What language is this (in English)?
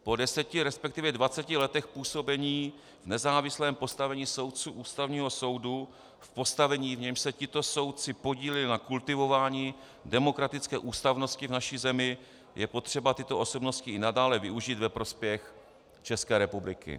Czech